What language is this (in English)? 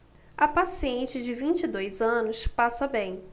Portuguese